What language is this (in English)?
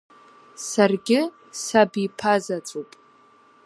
Abkhazian